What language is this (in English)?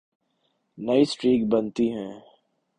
Urdu